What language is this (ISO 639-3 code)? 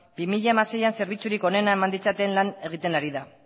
eus